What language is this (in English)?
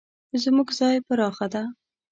Pashto